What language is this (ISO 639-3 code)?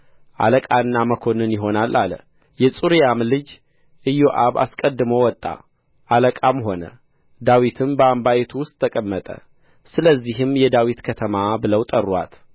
amh